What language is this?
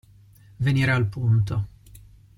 Italian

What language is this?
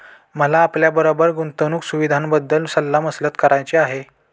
Marathi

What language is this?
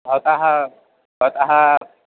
Sanskrit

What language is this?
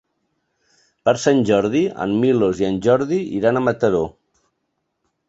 Catalan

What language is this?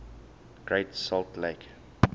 English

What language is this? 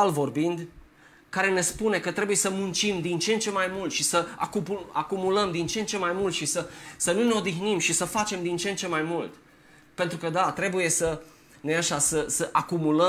Romanian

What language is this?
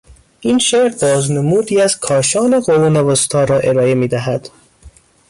Persian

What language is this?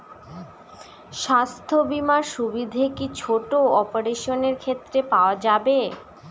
Bangla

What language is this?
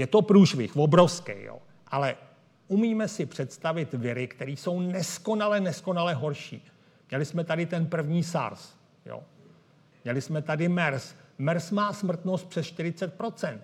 Czech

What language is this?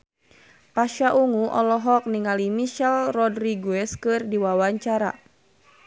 Sundanese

